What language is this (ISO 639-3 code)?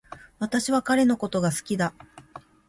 jpn